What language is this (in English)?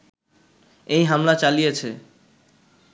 Bangla